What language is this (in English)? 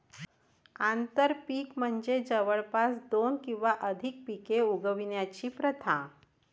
Marathi